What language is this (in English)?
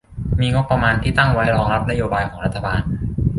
Thai